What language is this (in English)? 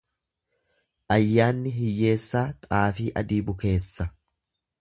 Oromo